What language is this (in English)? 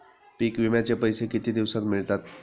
Marathi